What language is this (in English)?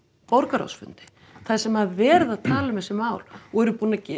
Icelandic